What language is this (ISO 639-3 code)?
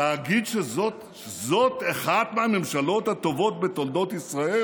heb